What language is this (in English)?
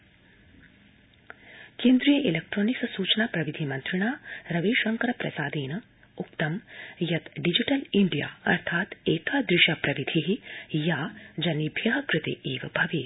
Sanskrit